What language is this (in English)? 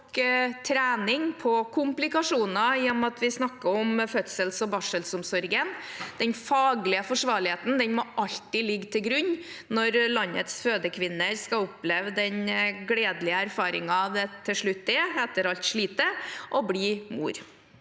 Norwegian